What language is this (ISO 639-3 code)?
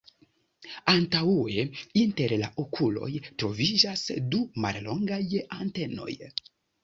epo